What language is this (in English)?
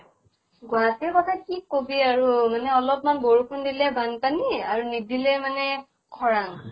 Assamese